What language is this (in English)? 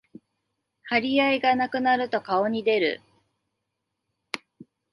Japanese